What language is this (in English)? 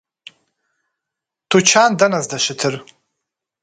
Kabardian